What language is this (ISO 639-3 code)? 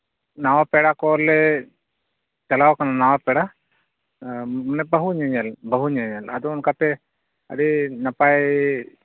sat